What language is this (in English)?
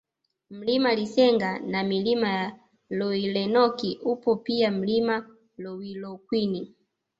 Swahili